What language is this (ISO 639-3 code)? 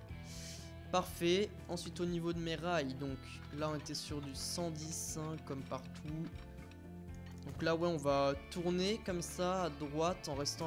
fra